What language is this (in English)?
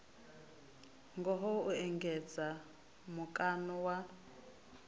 Venda